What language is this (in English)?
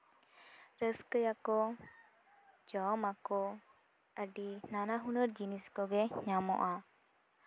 Santali